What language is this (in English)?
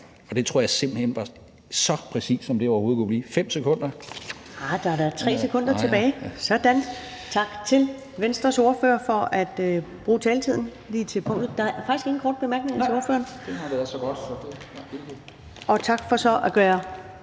Danish